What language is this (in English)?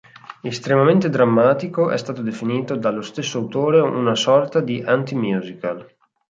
Italian